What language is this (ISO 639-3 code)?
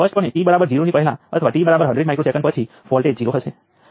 guj